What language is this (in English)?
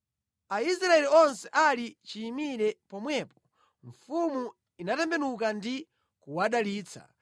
Nyanja